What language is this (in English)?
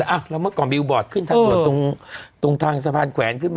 Thai